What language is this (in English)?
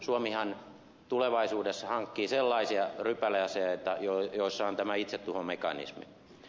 Finnish